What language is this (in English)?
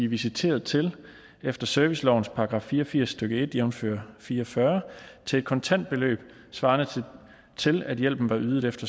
Danish